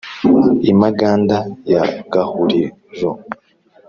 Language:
Kinyarwanda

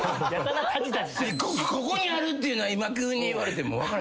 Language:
Japanese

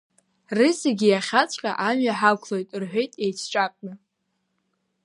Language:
Abkhazian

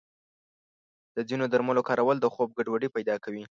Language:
Pashto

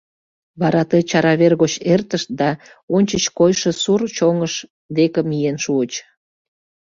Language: Mari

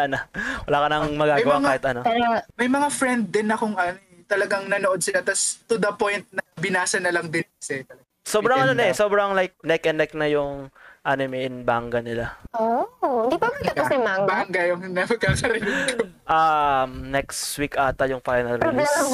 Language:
Filipino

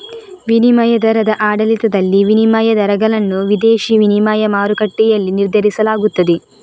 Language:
Kannada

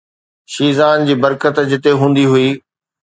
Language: Sindhi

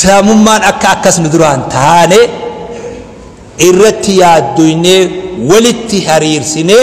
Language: Arabic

